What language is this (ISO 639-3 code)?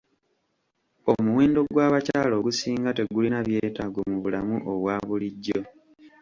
lug